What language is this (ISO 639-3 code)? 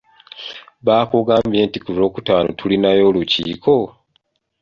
lug